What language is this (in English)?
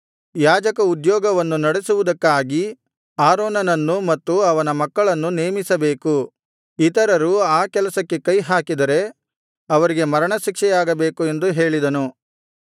Kannada